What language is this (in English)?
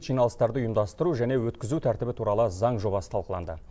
Kazakh